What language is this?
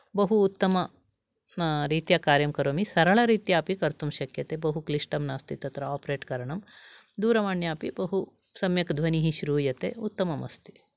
Sanskrit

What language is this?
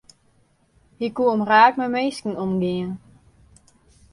Western Frisian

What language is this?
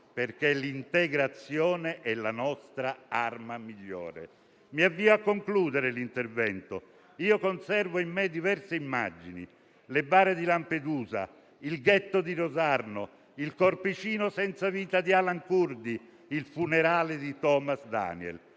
Italian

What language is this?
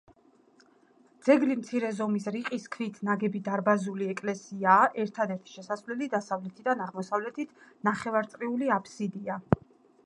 Georgian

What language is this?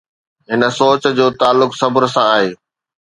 Sindhi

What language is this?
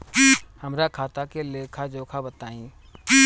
Bhojpuri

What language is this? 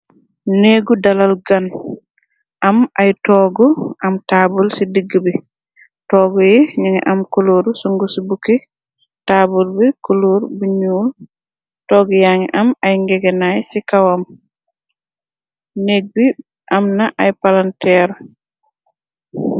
Wolof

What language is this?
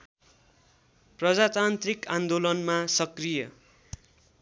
Nepali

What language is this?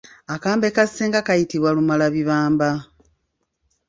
Ganda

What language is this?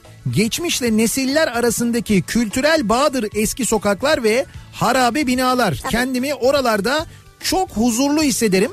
Turkish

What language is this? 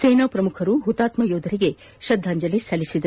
Kannada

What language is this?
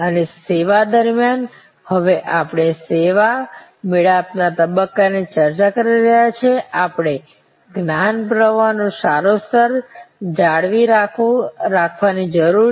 Gujarati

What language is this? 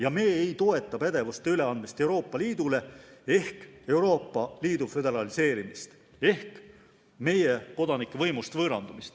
Estonian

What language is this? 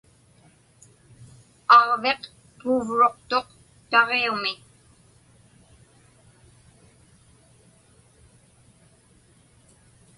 Inupiaq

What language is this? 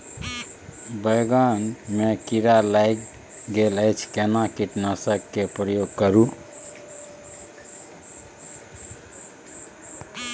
Maithili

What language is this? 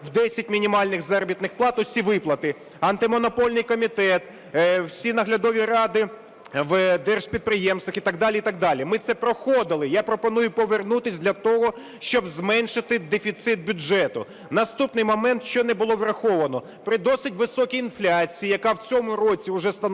Ukrainian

